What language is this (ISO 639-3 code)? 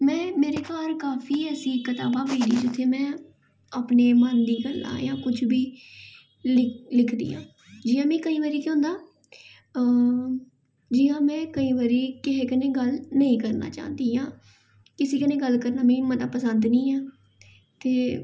doi